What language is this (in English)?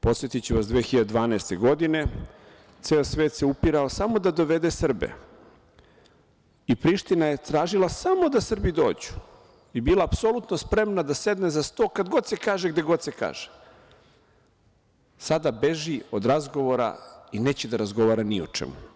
Serbian